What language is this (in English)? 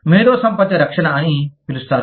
Telugu